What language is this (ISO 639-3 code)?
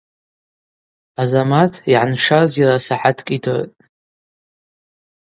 abq